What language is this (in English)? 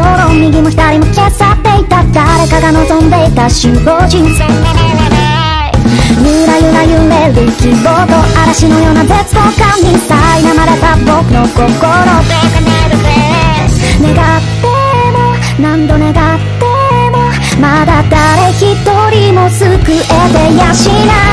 Vietnamese